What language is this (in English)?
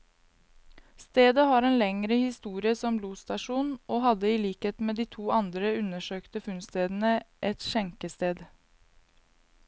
Norwegian